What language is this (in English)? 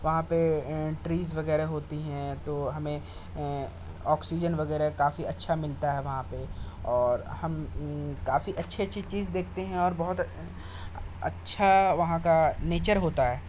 Urdu